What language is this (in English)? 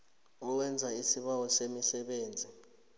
South Ndebele